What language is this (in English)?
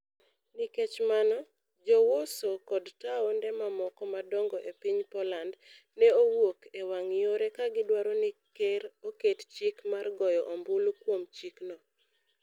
Luo (Kenya and Tanzania)